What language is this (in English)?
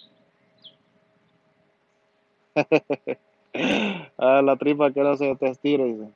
Spanish